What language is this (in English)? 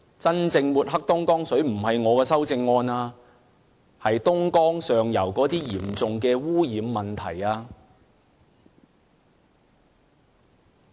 Cantonese